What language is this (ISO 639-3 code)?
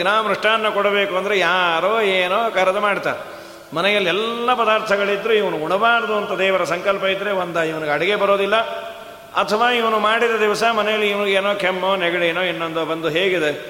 kan